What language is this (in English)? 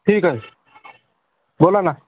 Marathi